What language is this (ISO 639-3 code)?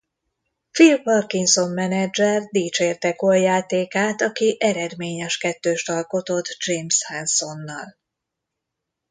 hun